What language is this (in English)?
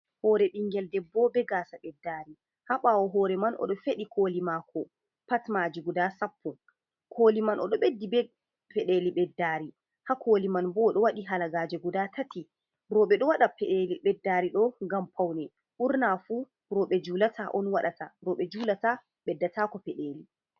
Fula